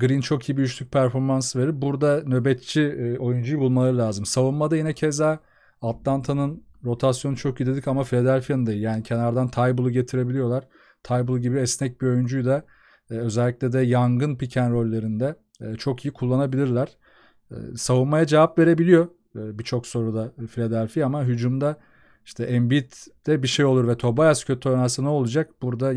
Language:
Turkish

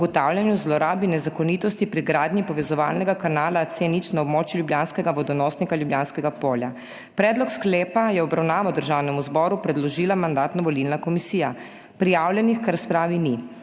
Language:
Slovenian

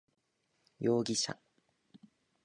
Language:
Japanese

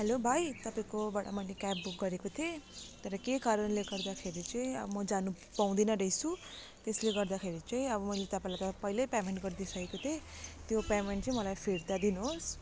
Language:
Nepali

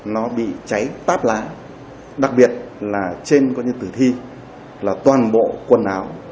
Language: Vietnamese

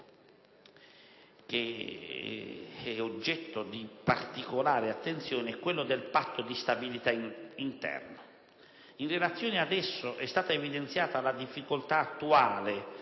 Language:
Italian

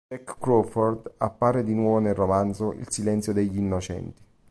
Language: Italian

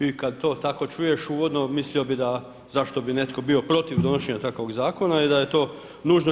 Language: Croatian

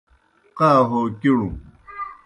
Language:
Kohistani Shina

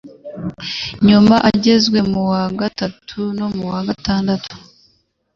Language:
Kinyarwanda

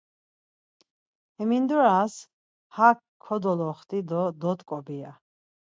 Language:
Laz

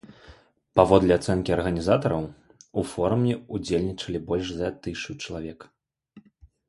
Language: Belarusian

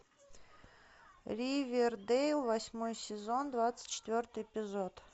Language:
Russian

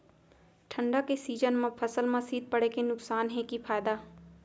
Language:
Chhattisgarhi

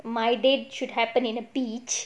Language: English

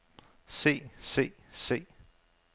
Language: Danish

